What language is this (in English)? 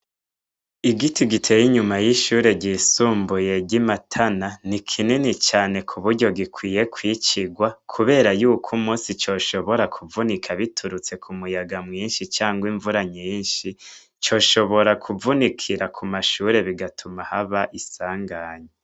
Rundi